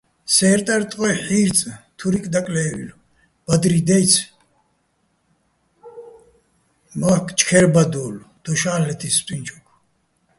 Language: Bats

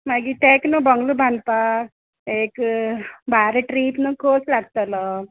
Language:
Konkani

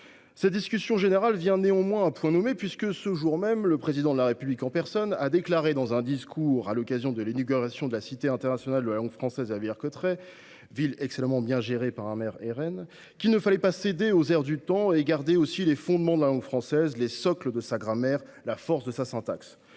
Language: French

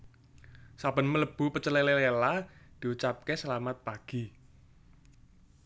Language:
Javanese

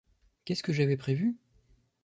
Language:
French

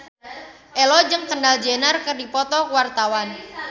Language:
Sundanese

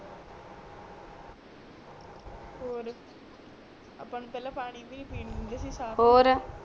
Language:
Punjabi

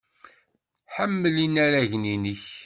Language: Kabyle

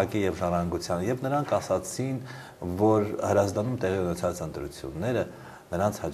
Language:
Romanian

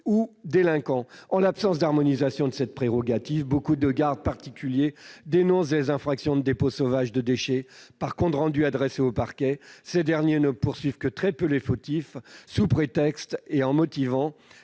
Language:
French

